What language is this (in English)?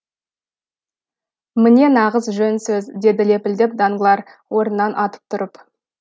Kazakh